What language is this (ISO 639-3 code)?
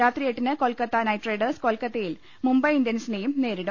mal